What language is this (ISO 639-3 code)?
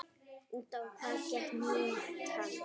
isl